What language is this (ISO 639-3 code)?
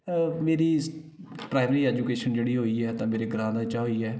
doi